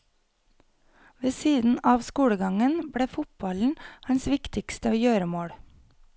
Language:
Norwegian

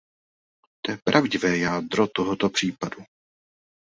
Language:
Czech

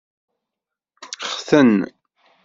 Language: Kabyle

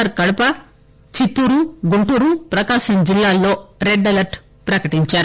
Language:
Telugu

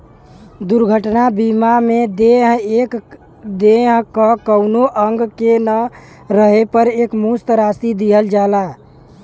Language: Bhojpuri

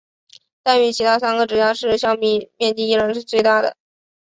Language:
Chinese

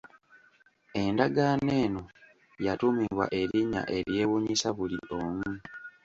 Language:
Ganda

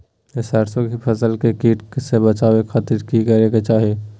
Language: Magahi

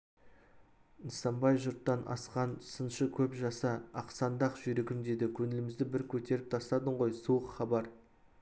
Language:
Kazakh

